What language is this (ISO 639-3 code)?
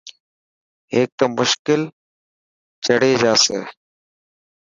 mki